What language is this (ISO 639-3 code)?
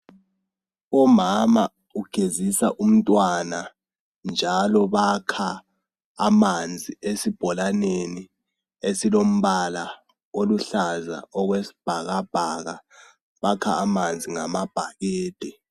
nde